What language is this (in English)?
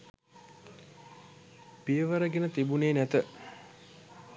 Sinhala